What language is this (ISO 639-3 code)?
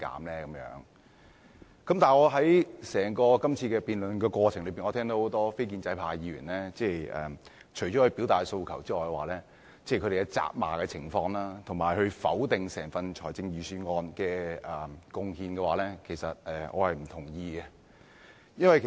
yue